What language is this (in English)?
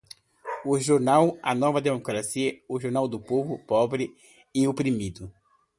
Portuguese